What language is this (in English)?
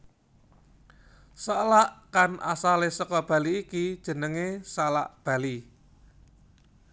Javanese